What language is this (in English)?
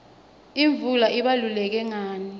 Swati